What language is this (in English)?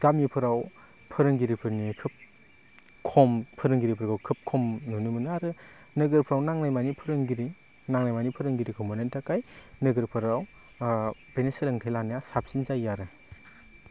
Bodo